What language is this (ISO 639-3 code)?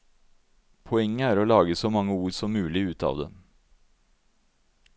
nor